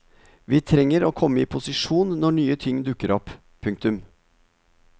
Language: Norwegian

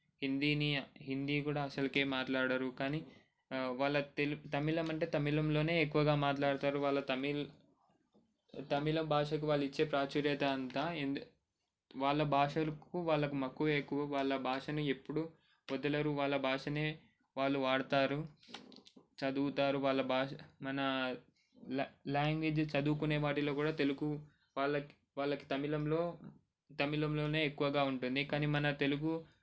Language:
Telugu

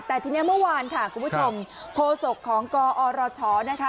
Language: Thai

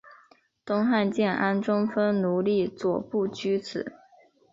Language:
Chinese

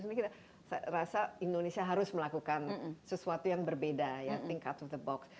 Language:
Indonesian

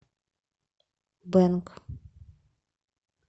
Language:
Russian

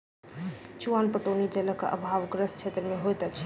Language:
Maithili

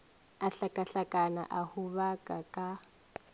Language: Northern Sotho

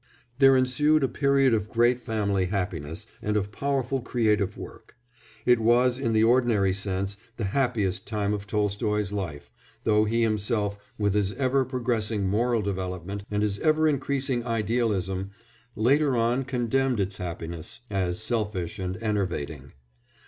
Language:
English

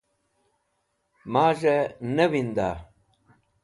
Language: Wakhi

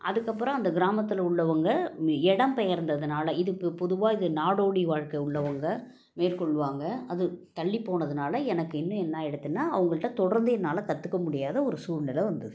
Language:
Tamil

